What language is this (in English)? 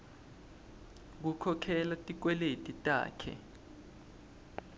Swati